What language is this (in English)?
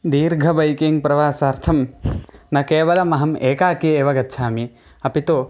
Sanskrit